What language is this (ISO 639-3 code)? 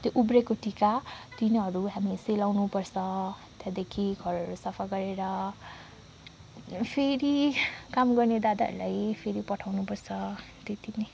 nep